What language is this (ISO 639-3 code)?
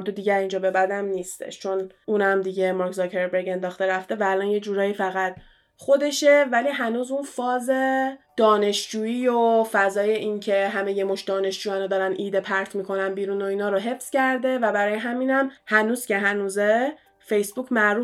fas